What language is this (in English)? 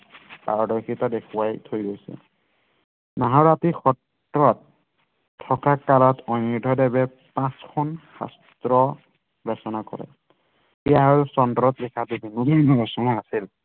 Assamese